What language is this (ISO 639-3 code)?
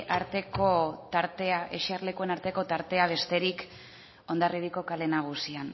eus